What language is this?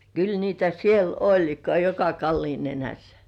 Finnish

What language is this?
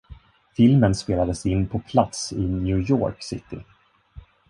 Swedish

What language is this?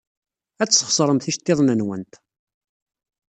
Kabyle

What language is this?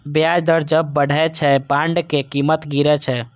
Maithili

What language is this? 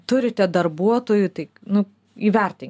Lithuanian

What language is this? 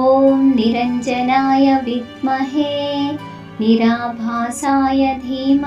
Hindi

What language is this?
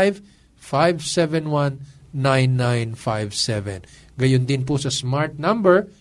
Filipino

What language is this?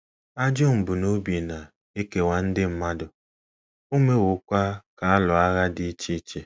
Igbo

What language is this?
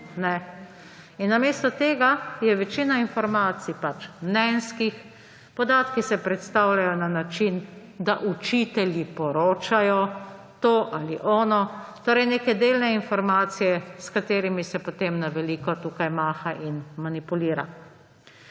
Slovenian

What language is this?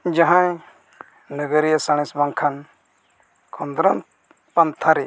Santali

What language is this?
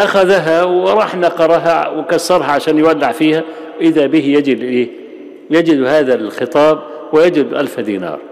Arabic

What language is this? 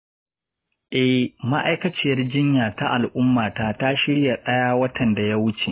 Hausa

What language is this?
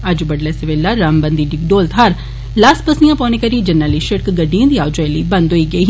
Dogri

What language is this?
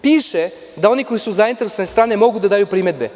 Serbian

